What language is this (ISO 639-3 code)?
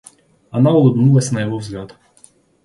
rus